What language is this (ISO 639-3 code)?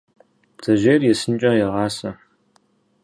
kbd